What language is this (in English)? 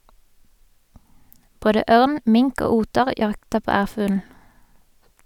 Norwegian